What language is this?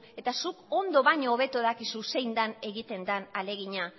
Basque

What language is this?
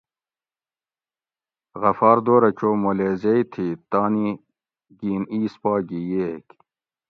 Gawri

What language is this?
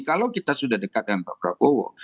Indonesian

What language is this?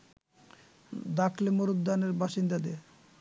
Bangla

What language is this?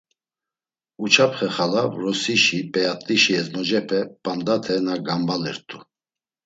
Laz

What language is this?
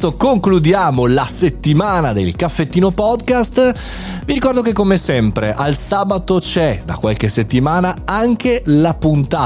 Italian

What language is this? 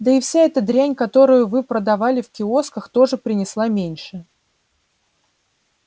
Russian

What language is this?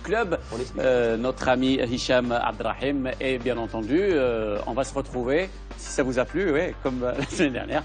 French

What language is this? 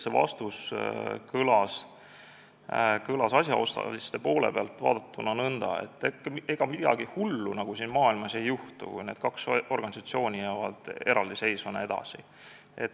Estonian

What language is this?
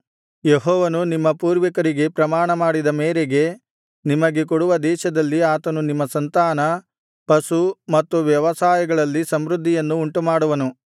Kannada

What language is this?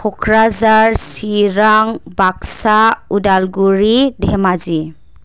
Bodo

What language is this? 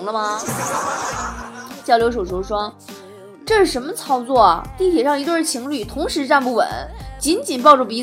Chinese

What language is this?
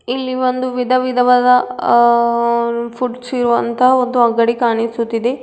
Kannada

